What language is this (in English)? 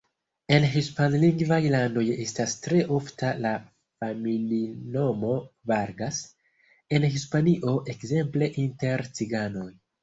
Esperanto